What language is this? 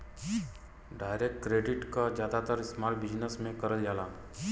Bhojpuri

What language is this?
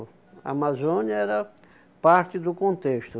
Portuguese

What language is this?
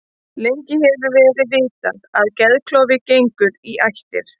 Icelandic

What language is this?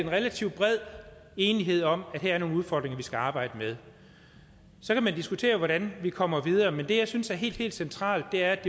Danish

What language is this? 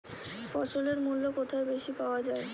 Bangla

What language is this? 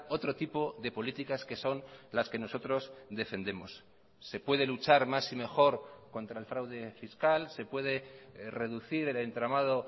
Spanish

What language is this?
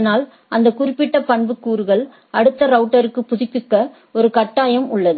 Tamil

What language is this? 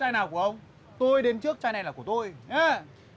Vietnamese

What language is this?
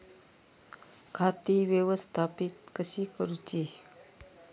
Marathi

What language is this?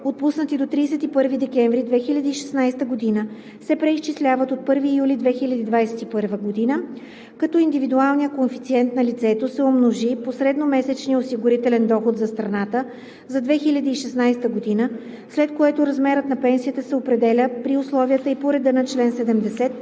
Bulgarian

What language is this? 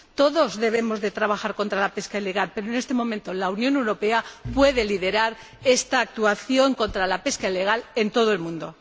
Spanish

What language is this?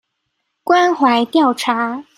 Chinese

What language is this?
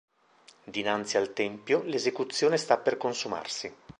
Italian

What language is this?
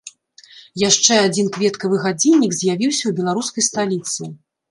Belarusian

